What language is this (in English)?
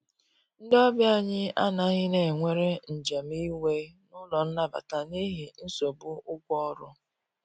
Igbo